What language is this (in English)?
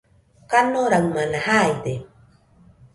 Nüpode Huitoto